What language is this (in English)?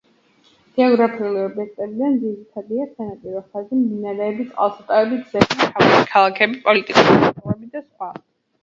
Georgian